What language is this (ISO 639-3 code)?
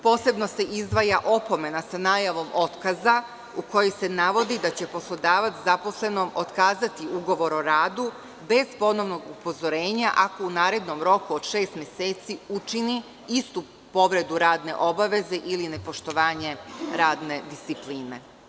srp